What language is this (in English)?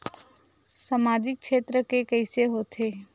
Chhattisgarhi